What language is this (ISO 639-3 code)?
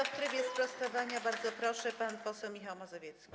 pol